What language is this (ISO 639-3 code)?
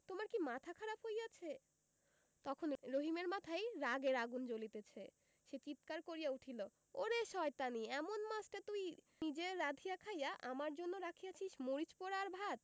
ben